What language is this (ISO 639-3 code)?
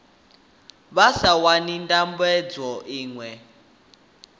ven